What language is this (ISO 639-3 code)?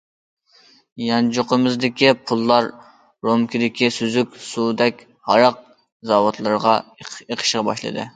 uig